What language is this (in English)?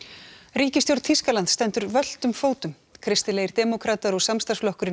Icelandic